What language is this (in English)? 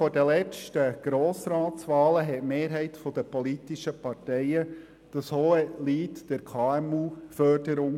Swiss German